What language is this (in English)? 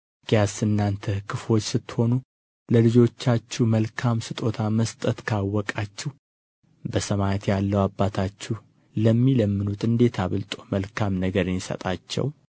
Amharic